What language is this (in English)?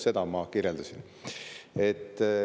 Estonian